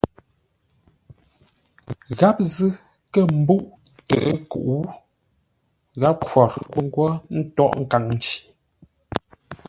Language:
Ngombale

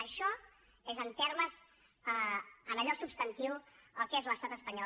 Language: Catalan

